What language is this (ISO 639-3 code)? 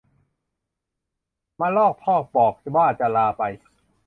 tha